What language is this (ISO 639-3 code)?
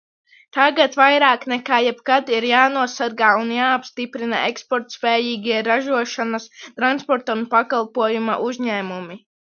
lav